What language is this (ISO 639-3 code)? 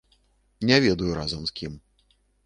bel